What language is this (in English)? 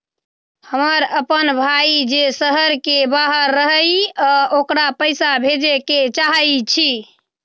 Magahi